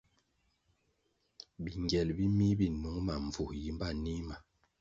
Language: Kwasio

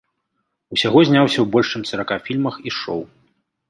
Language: Belarusian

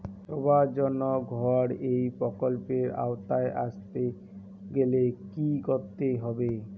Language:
Bangla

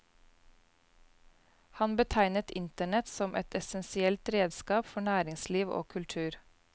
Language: Norwegian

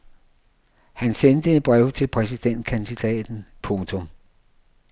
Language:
Danish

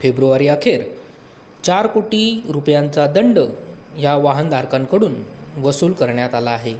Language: Marathi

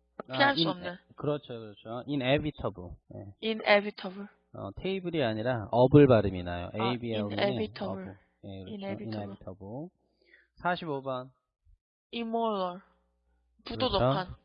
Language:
Korean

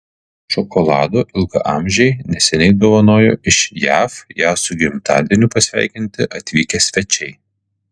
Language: Lithuanian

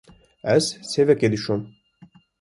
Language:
Kurdish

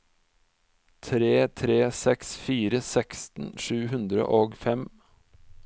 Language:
Norwegian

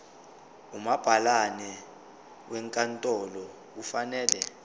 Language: Zulu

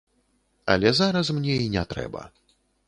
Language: Belarusian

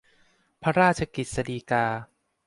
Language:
Thai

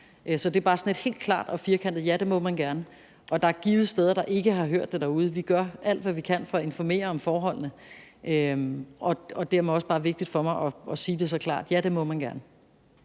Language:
Danish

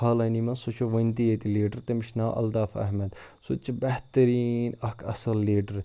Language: Kashmiri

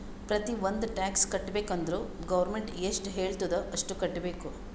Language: Kannada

